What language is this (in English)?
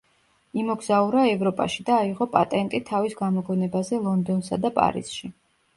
Georgian